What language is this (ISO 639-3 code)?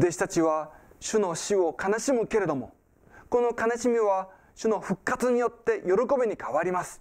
jpn